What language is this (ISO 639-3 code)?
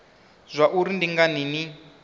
ven